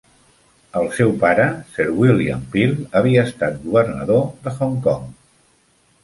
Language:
Catalan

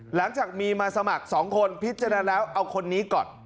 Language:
Thai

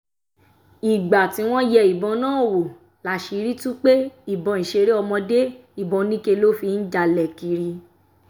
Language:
Yoruba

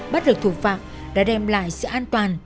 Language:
Vietnamese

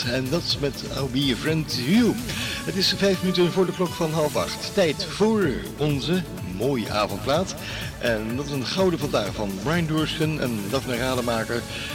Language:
Dutch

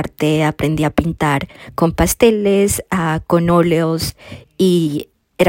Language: Spanish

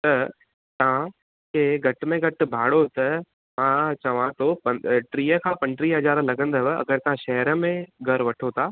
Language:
Sindhi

